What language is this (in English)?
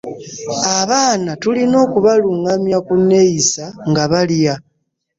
Ganda